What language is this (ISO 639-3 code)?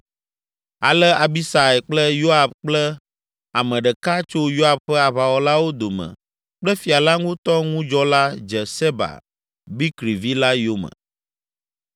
ewe